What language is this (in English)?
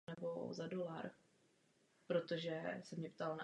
Czech